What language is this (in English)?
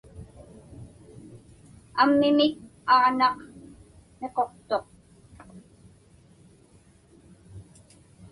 Inupiaq